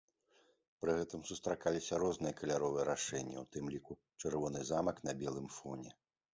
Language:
Belarusian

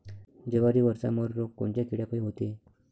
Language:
Marathi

